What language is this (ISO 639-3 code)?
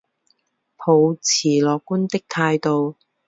zho